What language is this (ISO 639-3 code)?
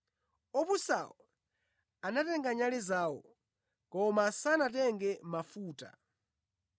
nya